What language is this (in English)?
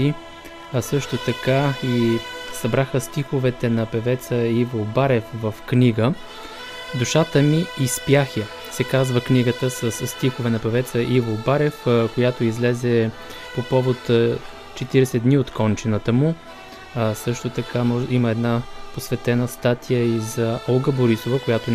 Bulgarian